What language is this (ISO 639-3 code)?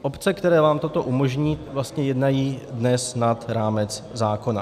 ces